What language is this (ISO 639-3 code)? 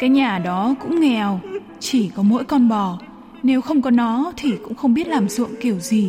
vie